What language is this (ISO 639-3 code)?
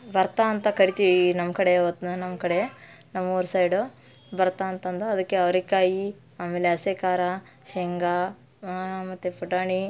kan